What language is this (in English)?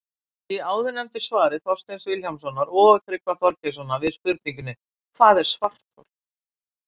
Icelandic